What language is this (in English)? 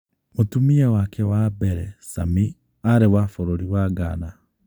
Kikuyu